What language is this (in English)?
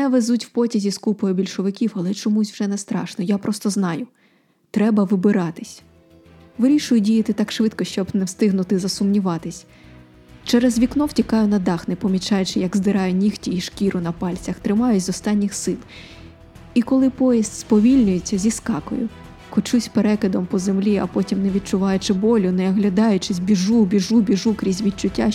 Ukrainian